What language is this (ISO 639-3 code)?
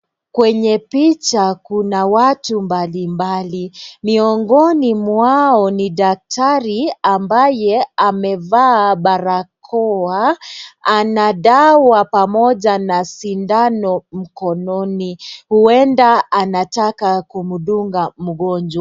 swa